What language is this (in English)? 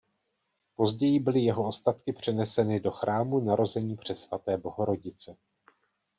Czech